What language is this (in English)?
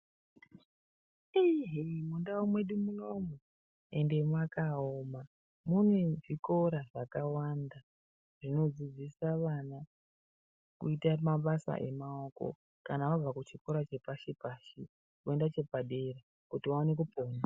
Ndau